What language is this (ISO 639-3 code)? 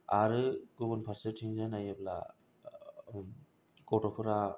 brx